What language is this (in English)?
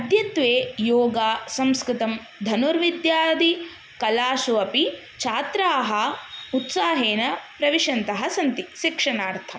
Sanskrit